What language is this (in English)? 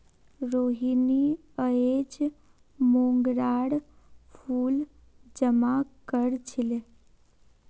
Magahi